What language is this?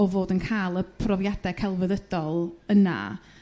Welsh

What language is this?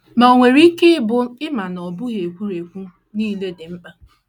Igbo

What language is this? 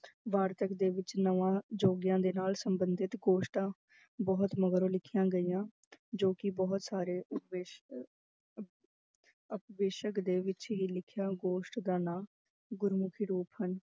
Punjabi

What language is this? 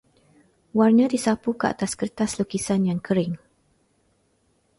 Malay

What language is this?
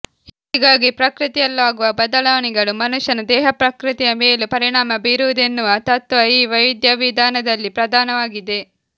Kannada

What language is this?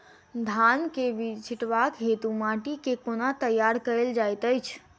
Maithili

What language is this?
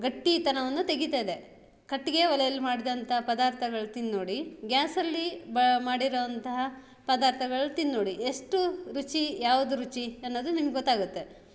Kannada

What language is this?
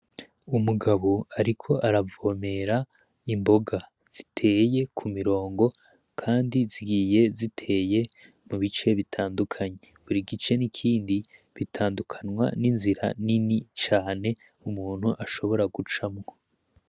Rundi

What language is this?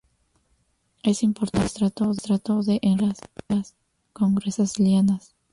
Spanish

